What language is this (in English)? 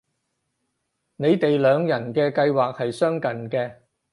Cantonese